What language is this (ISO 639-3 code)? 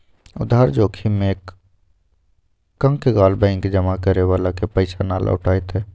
mag